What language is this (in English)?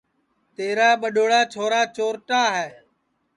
Sansi